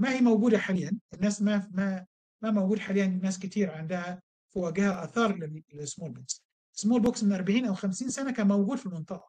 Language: Arabic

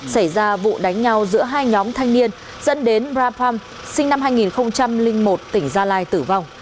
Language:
Vietnamese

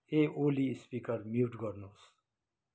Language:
Nepali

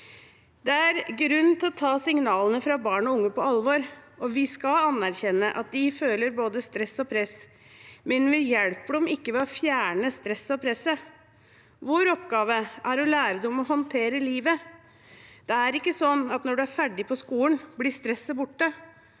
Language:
Norwegian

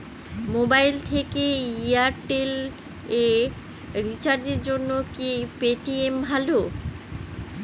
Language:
Bangla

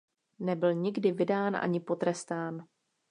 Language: Czech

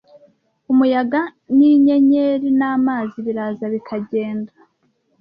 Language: Kinyarwanda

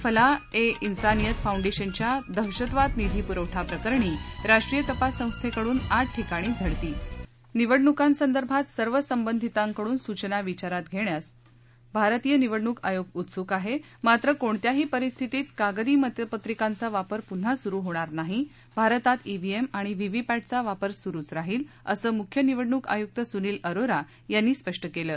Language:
Marathi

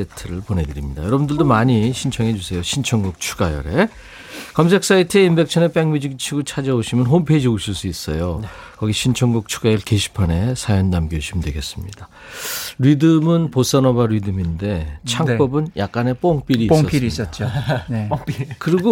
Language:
Korean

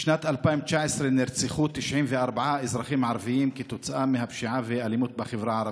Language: Hebrew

